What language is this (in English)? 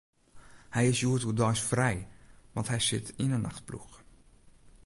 Western Frisian